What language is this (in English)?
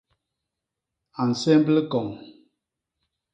Basaa